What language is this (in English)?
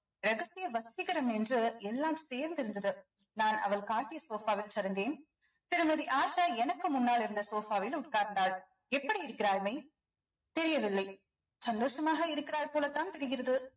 Tamil